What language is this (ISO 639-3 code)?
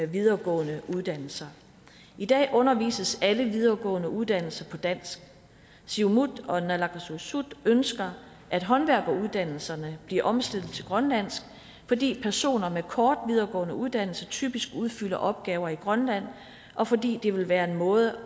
dan